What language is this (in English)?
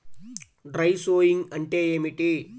Telugu